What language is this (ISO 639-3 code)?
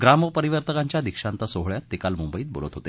mar